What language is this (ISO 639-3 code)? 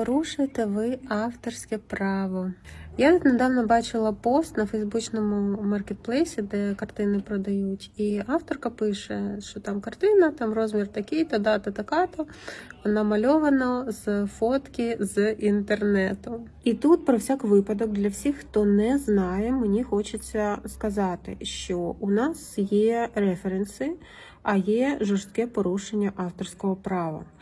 ukr